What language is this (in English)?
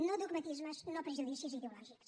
Catalan